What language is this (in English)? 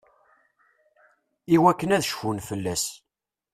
Kabyle